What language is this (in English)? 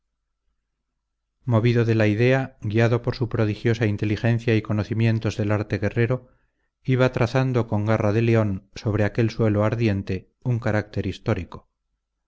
Spanish